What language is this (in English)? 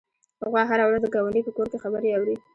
Pashto